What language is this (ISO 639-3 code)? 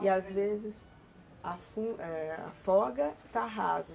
por